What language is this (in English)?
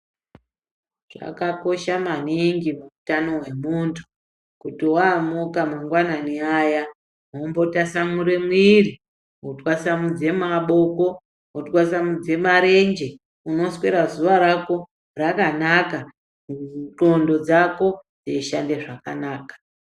Ndau